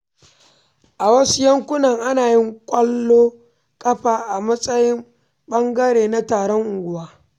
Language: Hausa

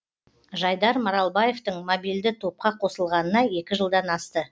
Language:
Kazakh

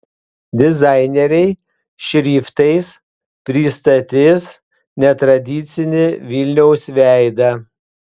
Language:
Lithuanian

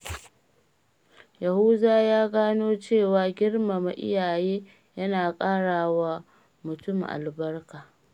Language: Hausa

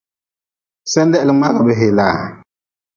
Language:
Nawdm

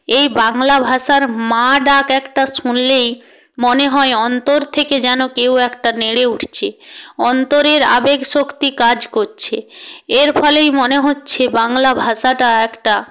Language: Bangla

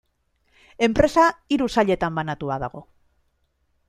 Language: Basque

